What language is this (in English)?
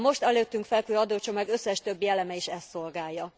Hungarian